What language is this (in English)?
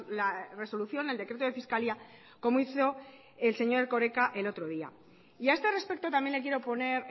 Spanish